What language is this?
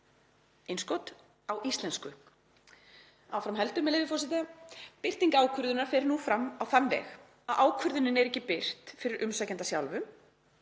Icelandic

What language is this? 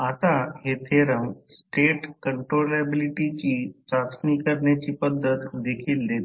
Marathi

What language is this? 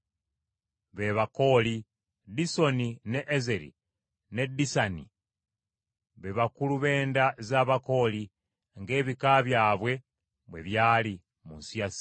Ganda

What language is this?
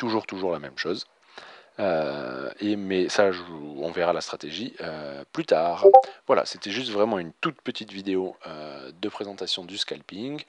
French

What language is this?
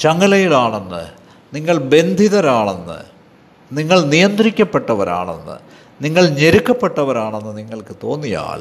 Malayalam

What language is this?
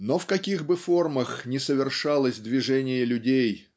Russian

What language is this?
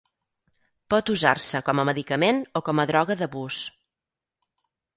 Catalan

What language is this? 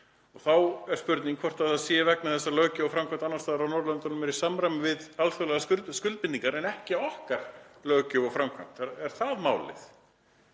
Icelandic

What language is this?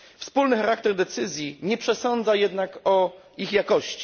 Polish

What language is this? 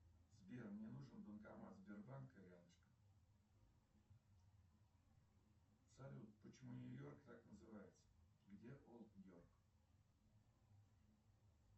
Russian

